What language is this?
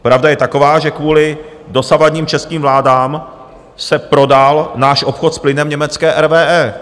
Czech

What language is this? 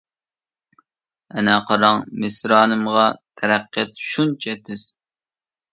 Uyghur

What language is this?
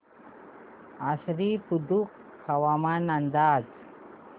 Marathi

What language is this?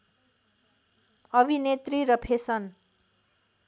Nepali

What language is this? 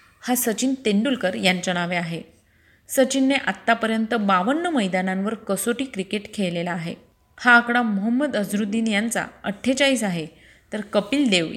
Marathi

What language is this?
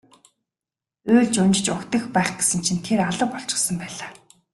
Mongolian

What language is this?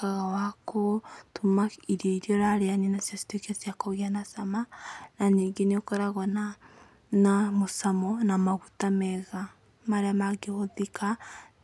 Kikuyu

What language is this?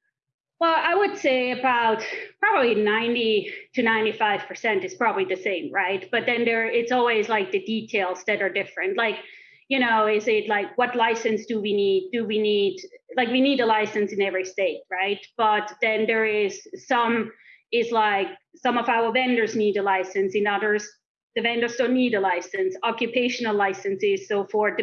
English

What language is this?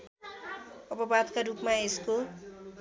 Nepali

